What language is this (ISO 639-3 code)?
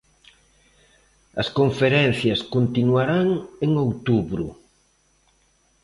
glg